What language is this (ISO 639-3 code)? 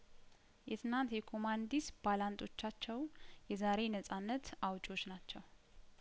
amh